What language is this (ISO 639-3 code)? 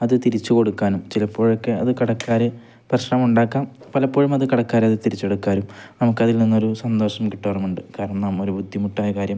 mal